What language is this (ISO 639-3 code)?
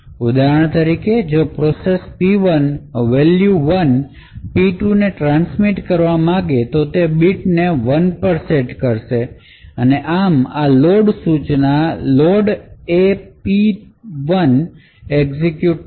guj